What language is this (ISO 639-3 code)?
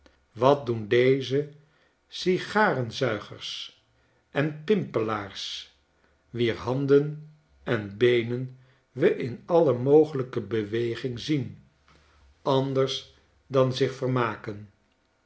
nld